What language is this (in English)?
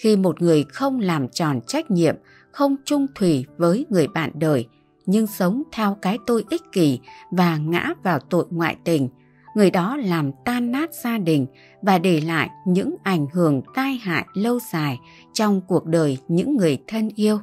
Vietnamese